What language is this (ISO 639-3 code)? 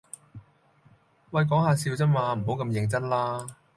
yue